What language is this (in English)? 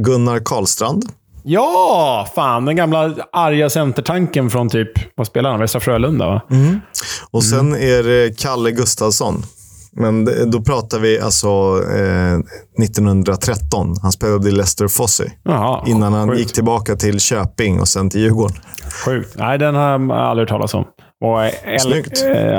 Swedish